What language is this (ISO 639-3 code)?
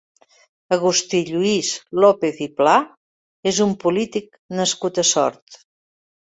cat